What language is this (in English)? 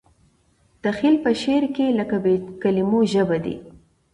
Pashto